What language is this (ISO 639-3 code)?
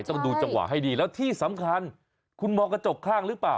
tha